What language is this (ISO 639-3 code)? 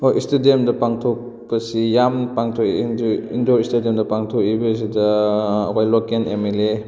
mni